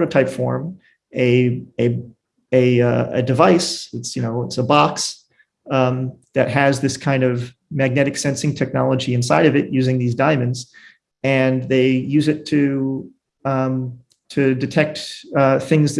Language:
English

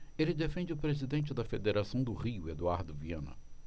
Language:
Portuguese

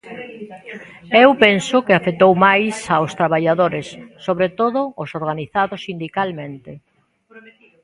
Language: Galician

